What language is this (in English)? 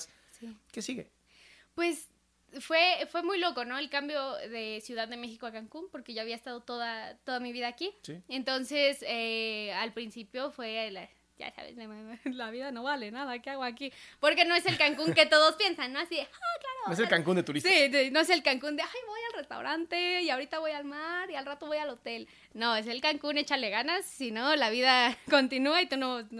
Spanish